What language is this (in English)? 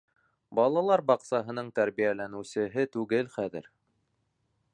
Bashkir